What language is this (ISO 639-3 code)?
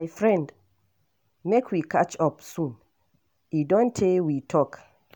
pcm